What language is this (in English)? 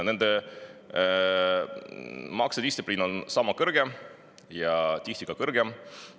Estonian